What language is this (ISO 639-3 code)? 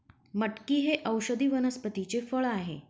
mar